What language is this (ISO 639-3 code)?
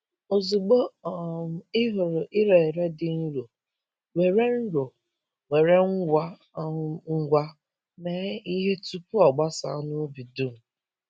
ibo